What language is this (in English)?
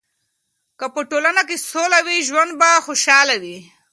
Pashto